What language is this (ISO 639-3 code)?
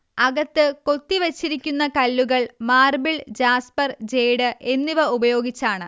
mal